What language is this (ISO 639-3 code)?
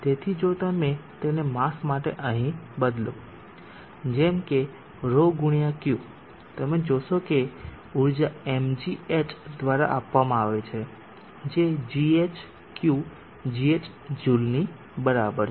guj